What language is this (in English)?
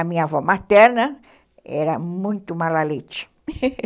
Portuguese